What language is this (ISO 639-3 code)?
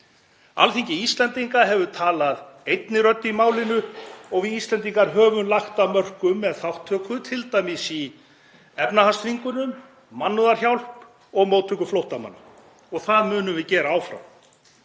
isl